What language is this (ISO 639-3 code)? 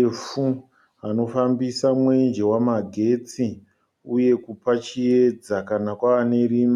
sna